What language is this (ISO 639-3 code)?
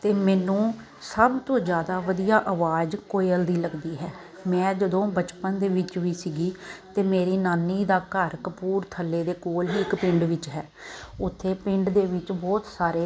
pan